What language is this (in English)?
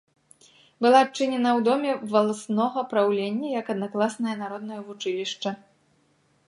Belarusian